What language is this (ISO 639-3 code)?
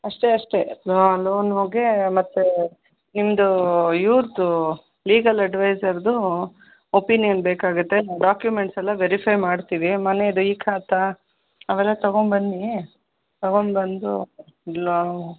kan